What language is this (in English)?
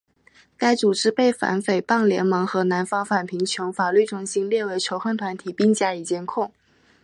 Chinese